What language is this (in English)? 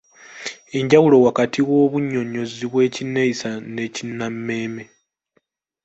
Ganda